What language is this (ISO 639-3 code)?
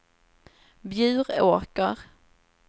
swe